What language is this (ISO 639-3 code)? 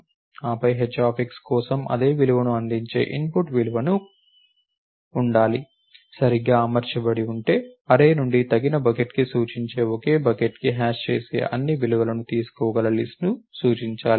tel